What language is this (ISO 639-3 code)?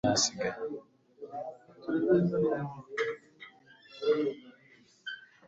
kin